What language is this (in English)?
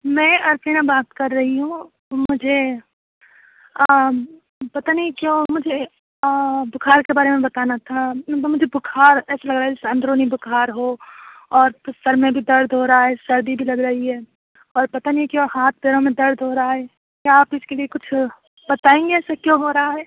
Urdu